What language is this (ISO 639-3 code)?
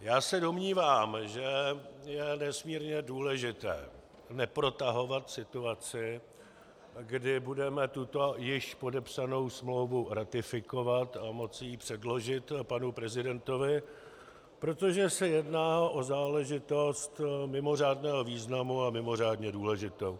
ces